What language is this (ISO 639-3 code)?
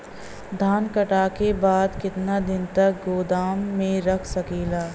bho